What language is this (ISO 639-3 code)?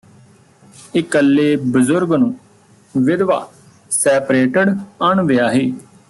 pan